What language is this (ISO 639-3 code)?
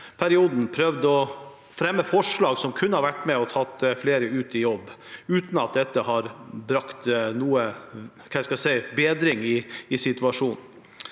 nor